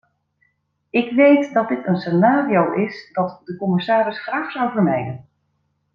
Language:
Dutch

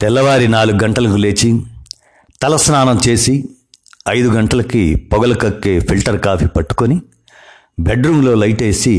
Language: Telugu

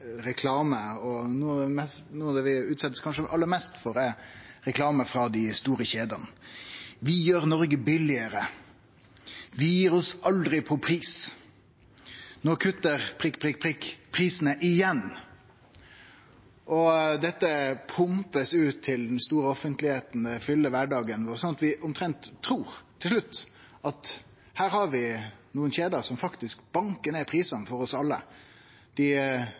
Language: Norwegian Nynorsk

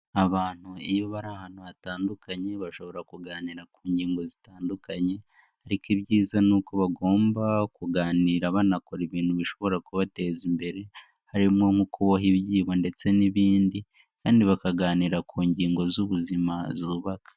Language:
Kinyarwanda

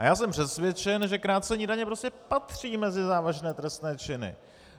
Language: Czech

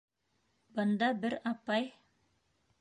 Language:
Bashkir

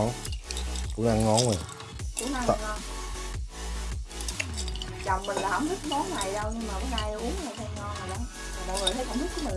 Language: Vietnamese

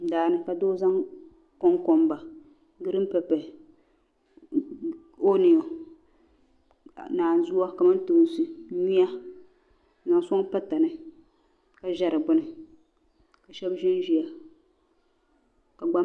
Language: Dagbani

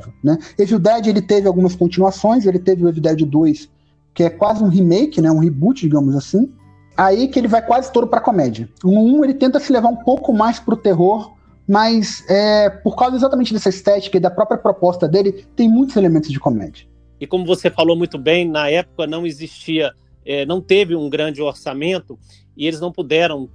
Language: Portuguese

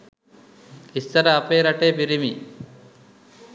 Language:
Sinhala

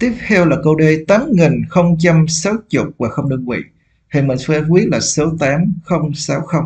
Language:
Vietnamese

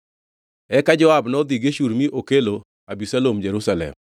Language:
Luo (Kenya and Tanzania)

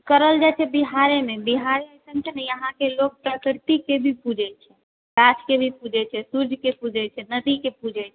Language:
Maithili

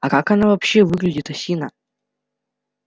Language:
Russian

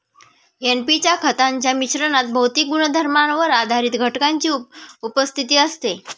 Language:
Marathi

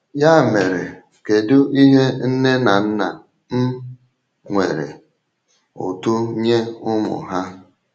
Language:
Igbo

